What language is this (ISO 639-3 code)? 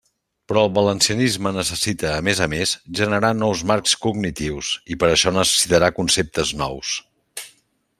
cat